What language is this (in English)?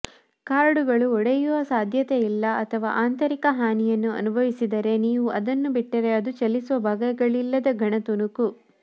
Kannada